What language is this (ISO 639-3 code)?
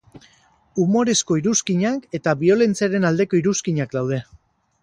eus